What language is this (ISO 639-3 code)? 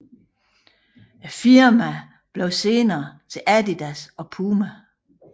dan